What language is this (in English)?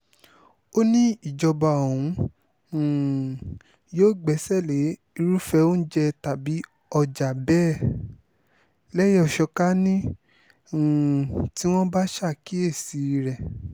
Yoruba